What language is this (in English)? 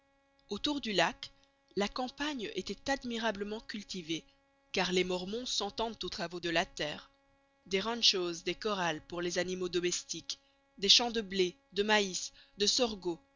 French